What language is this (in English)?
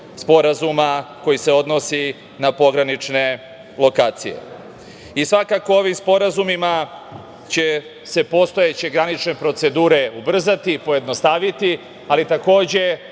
Serbian